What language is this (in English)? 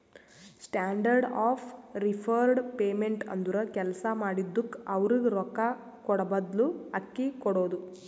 Kannada